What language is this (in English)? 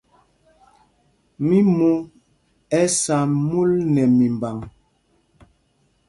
Mpumpong